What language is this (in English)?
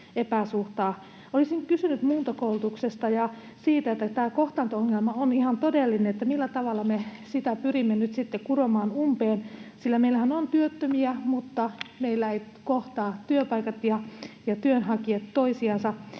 Finnish